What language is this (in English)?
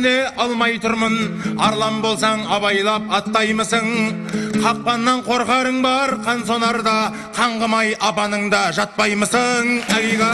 Turkish